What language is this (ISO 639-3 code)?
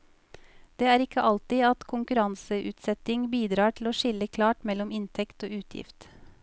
nor